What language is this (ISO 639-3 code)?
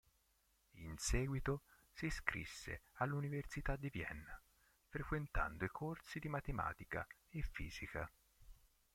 ita